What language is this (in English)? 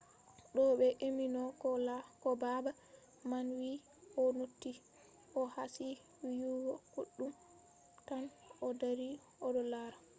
Fula